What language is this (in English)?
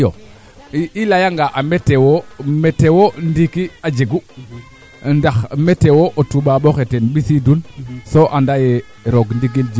Serer